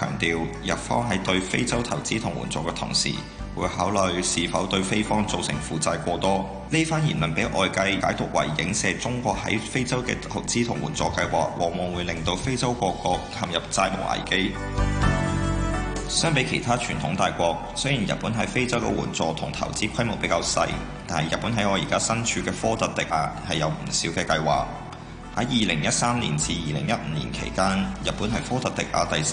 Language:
Chinese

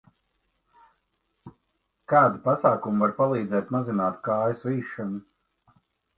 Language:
Latvian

